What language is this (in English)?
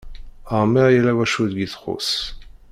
Kabyle